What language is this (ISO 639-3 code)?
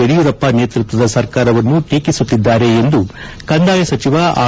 kan